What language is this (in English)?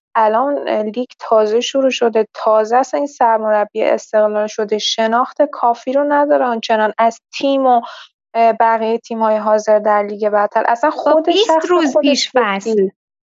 Persian